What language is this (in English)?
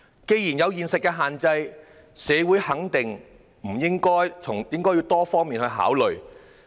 Cantonese